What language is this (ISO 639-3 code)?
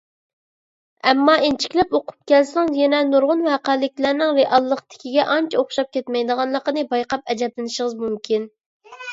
uig